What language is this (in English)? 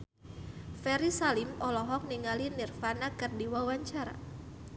Sundanese